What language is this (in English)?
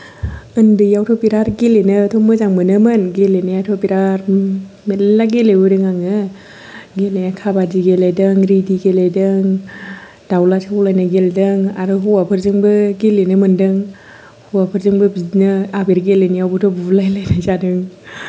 Bodo